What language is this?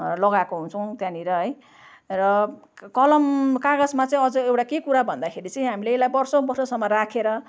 Nepali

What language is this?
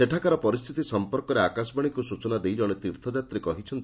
Odia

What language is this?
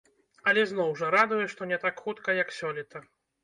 Belarusian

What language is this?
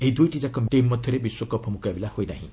Odia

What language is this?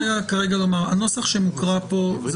Hebrew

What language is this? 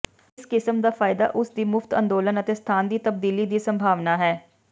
Punjabi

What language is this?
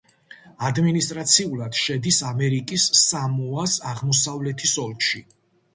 Georgian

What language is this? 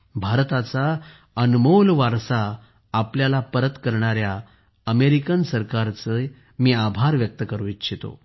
Marathi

